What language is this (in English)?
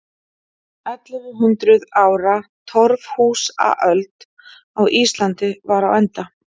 Icelandic